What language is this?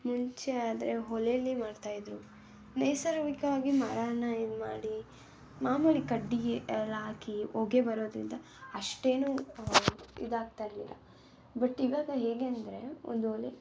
Kannada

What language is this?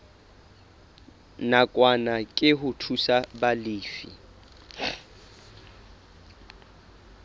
Southern Sotho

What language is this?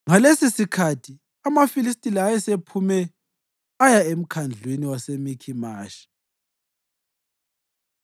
North Ndebele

